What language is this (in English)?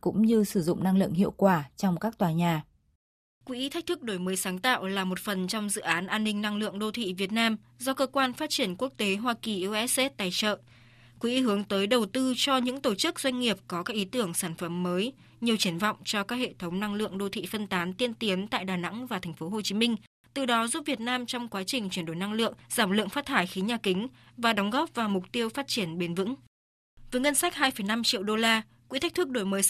Vietnamese